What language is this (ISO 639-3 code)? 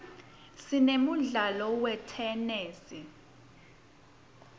ssw